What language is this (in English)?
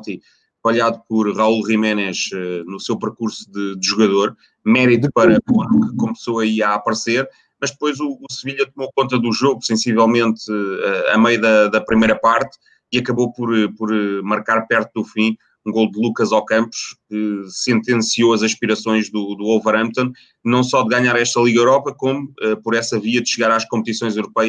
Portuguese